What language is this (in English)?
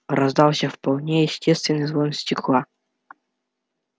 Russian